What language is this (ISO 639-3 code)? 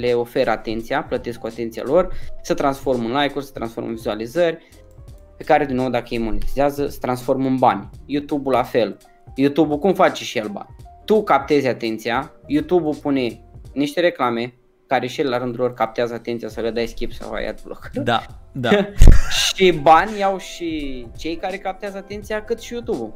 ron